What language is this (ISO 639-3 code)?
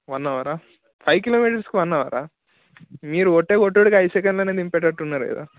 tel